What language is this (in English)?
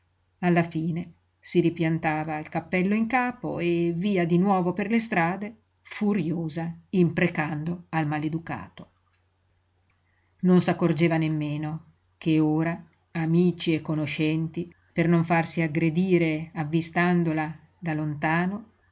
Italian